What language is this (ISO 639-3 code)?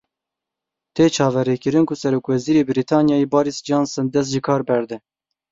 kur